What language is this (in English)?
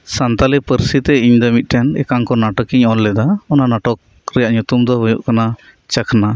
Santali